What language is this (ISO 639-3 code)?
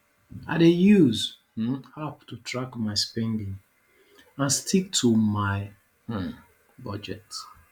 pcm